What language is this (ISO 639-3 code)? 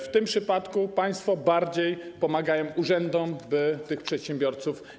pol